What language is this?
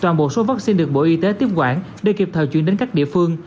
Vietnamese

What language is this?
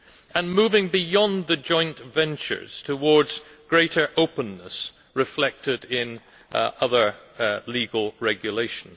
English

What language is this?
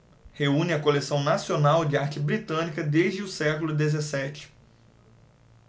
Portuguese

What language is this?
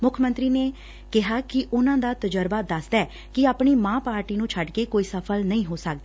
Punjabi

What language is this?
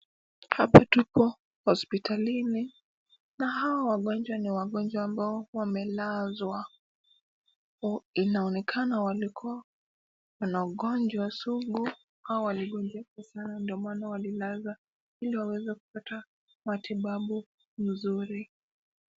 Swahili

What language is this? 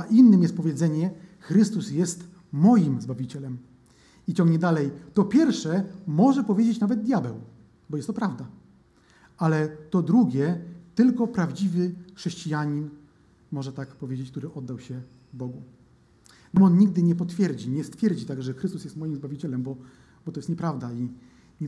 Polish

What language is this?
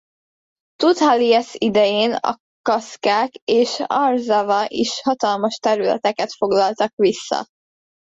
Hungarian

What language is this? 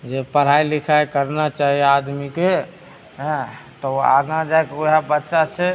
Maithili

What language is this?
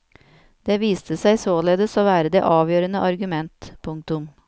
Norwegian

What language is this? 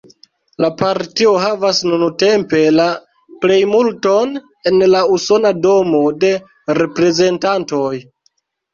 Esperanto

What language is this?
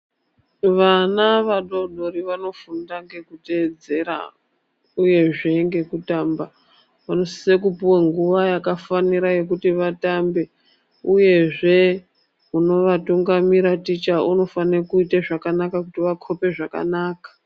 Ndau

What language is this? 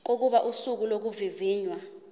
Zulu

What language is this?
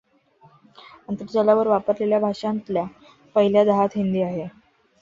Marathi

